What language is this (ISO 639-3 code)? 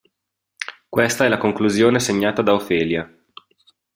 ita